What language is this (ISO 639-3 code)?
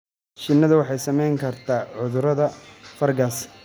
som